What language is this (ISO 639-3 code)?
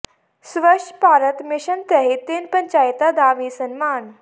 pan